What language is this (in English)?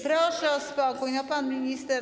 Polish